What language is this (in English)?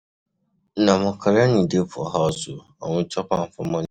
Nigerian Pidgin